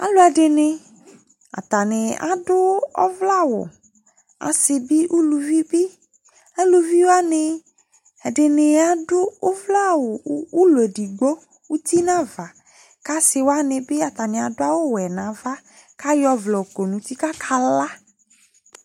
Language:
Ikposo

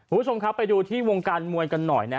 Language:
Thai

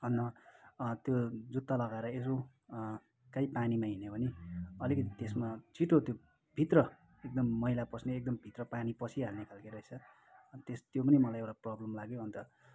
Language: Nepali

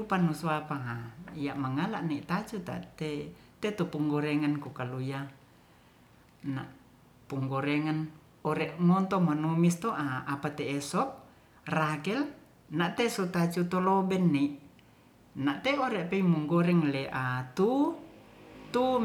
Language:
Ratahan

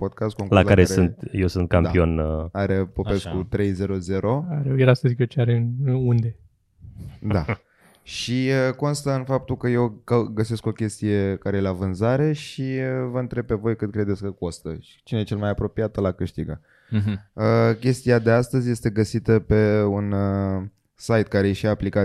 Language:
Romanian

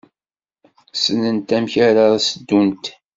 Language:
Kabyle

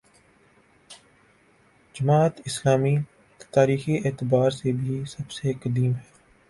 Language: Urdu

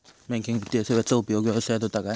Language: Marathi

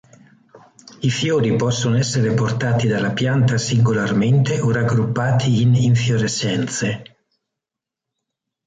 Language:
Italian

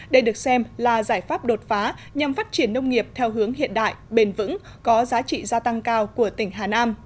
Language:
Vietnamese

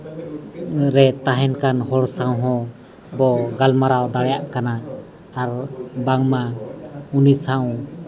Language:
Santali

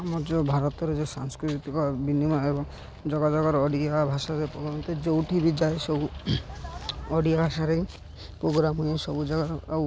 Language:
Odia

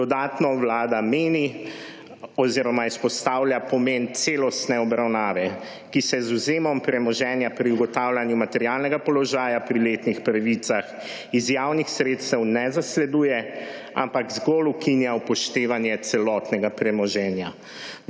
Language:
Slovenian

